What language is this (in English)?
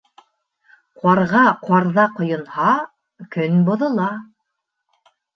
Bashkir